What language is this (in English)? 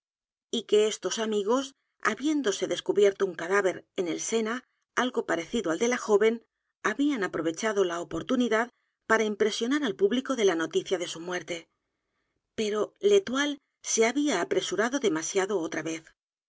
Spanish